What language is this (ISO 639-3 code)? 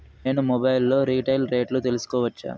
tel